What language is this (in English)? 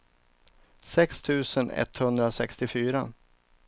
Swedish